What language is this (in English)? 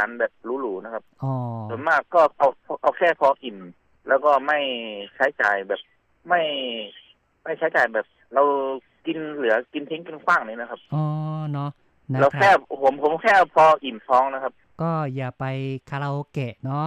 Thai